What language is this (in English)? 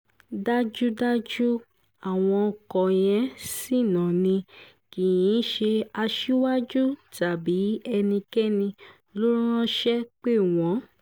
Yoruba